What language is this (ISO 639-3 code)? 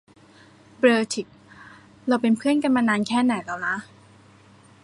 tha